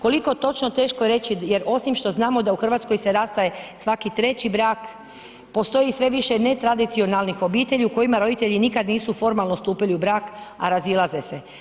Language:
Croatian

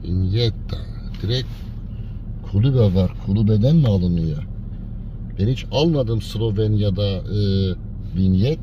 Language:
Turkish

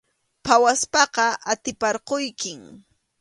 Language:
Arequipa-La Unión Quechua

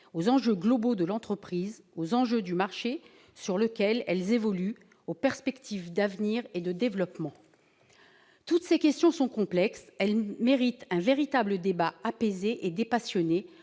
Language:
French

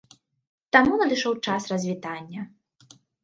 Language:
Belarusian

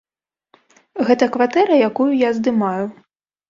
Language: Belarusian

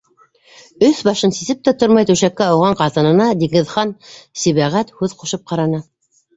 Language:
Bashkir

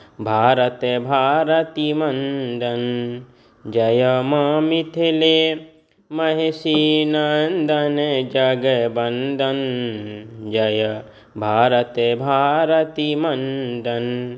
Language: Maithili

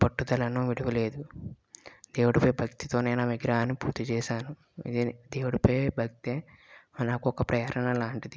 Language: Telugu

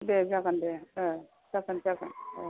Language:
Bodo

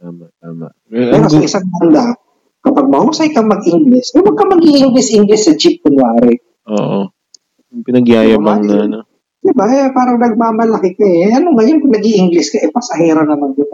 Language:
Filipino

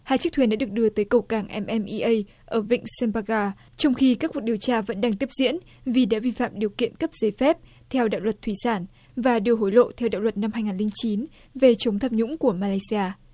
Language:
Vietnamese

